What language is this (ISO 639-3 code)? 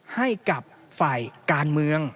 tha